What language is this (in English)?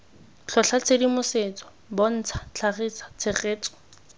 Tswana